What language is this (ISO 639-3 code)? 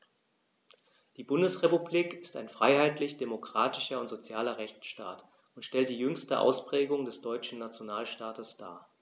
deu